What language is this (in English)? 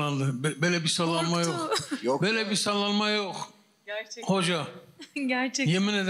Turkish